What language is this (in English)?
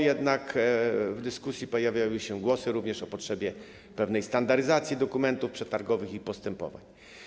Polish